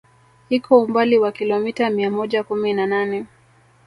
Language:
Swahili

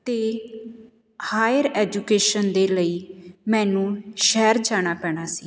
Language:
Punjabi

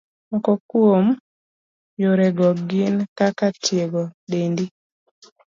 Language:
Luo (Kenya and Tanzania)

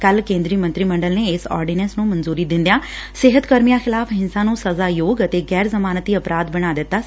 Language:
Punjabi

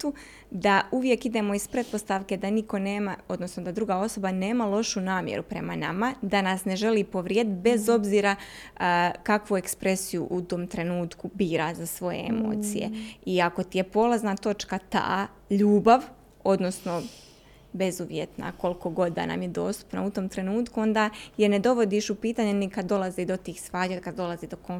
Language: Croatian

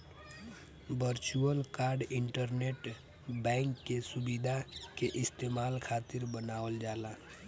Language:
Bhojpuri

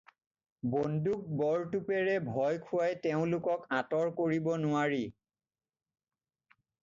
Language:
Assamese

